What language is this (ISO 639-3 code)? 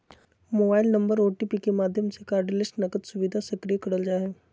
mag